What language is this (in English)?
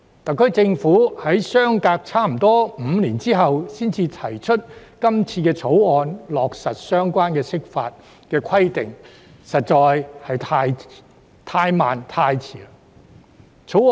Cantonese